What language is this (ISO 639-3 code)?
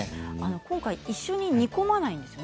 jpn